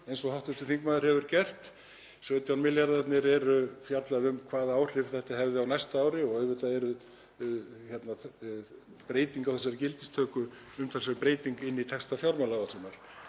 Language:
Icelandic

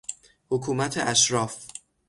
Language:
Persian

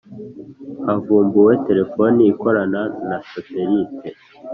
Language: Kinyarwanda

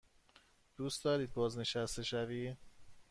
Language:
Persian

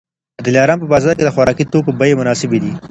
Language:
Pashto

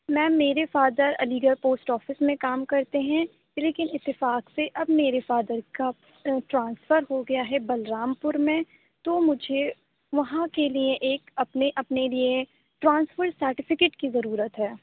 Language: Urdu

